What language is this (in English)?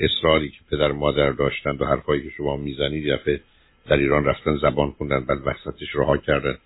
Persian